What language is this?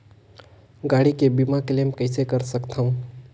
Chhattisgarhi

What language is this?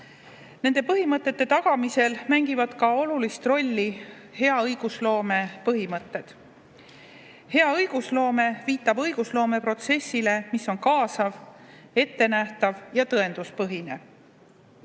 Estonian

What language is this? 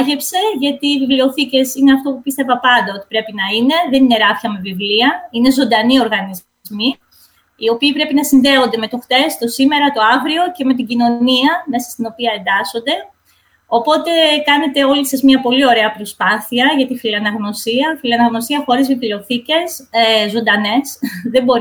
Greek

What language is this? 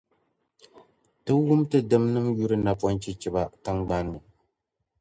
Dagbani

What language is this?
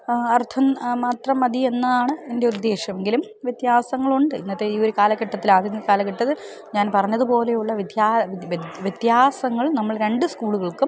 Malayalam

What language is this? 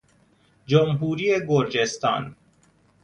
Persian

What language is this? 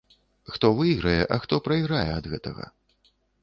Belarusian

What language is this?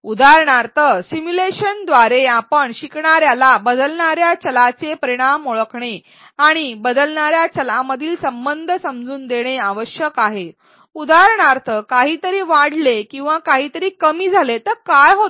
Marathi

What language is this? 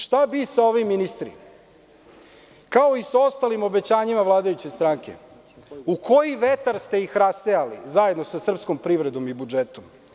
Serbian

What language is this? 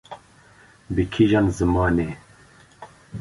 Kurdish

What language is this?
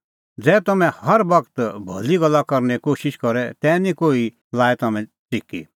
Kullu Pahari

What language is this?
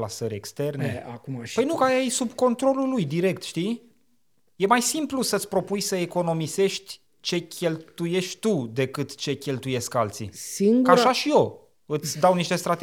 Romanian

